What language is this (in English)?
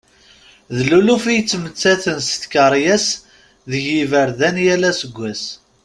Kabyle